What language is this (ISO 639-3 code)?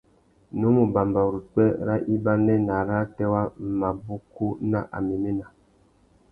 bag